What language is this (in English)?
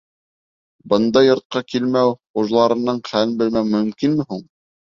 Bashkir